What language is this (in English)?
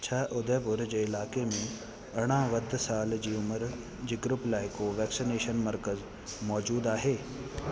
Sindhi